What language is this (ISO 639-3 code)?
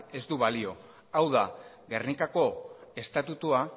eus